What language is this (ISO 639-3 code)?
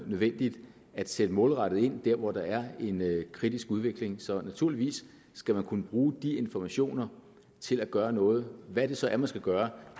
dan